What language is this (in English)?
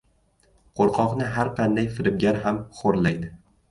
Uzbek